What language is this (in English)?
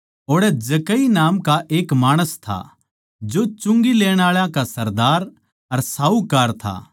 Haryanvi